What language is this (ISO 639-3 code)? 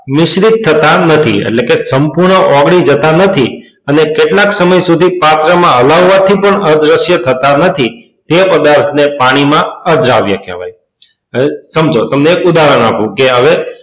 guj